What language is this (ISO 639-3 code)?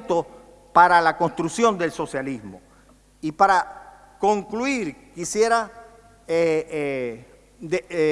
spa